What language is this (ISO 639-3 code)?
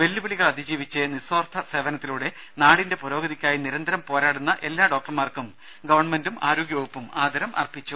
mal